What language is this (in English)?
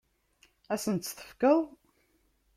Kabyle